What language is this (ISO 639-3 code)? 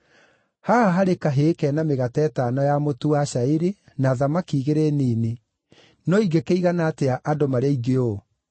kik